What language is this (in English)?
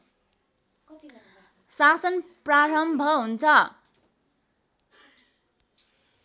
Nepali